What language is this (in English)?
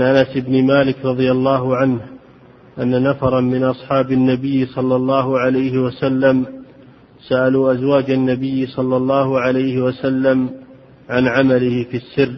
Arabic